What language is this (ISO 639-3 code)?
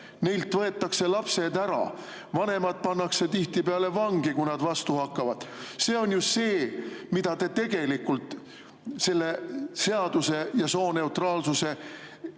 est